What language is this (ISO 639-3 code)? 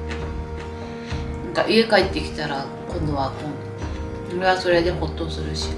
jpn